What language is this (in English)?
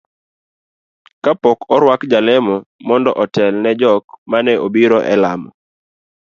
Luo (Kenya and Tanzania)